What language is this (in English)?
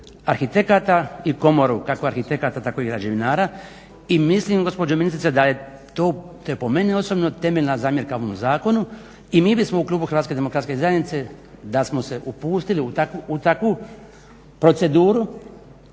Croatian